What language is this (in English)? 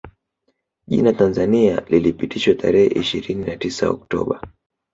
Swahili